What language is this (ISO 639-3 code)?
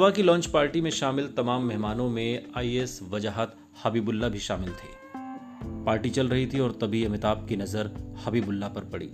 hin